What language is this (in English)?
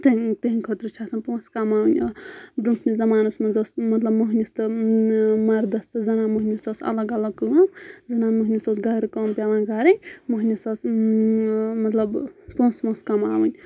Kashmiri